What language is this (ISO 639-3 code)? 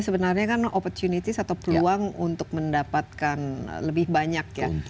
ind